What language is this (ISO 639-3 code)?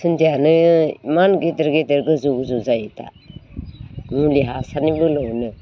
brx